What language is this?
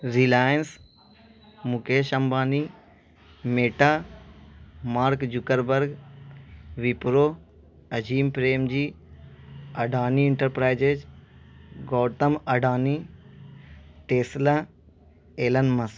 Urdu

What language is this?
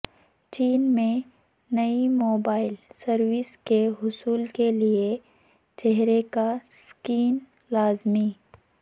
Urdu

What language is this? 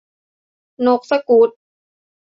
Thai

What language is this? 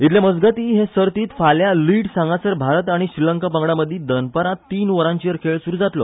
Konkani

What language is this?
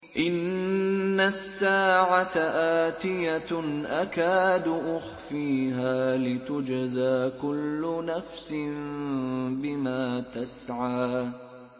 Arabic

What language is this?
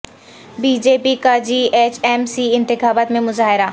Urdu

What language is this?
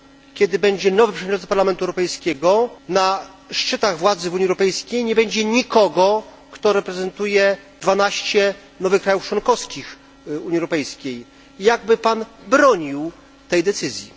Polish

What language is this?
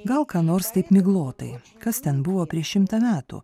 Lithuanian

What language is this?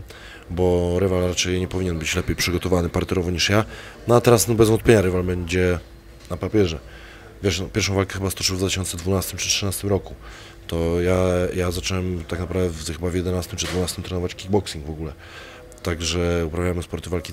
Polish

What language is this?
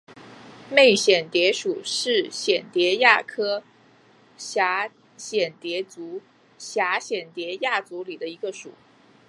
Chinese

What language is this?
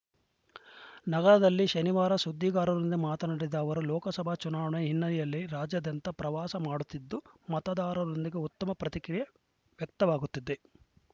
Kannada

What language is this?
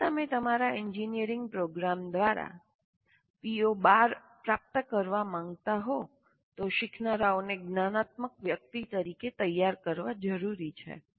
Gujarati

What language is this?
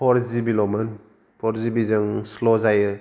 Bodo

